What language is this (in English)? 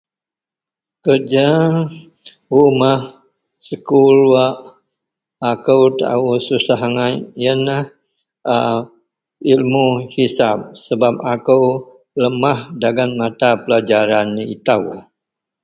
Central Melanau